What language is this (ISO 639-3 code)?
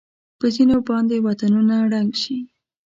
pus